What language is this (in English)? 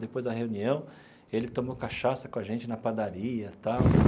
Portuguese